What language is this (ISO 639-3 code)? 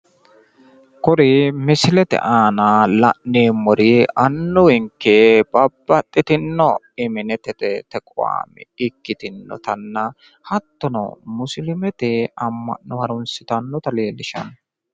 sid